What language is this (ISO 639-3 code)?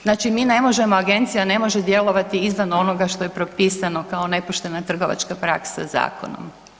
hrv